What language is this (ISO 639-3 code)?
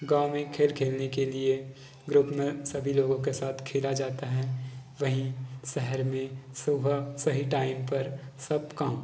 hin